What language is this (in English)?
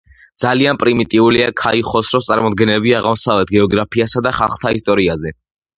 Georgian